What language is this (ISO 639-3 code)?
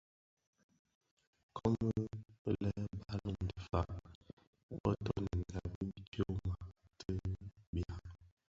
ksf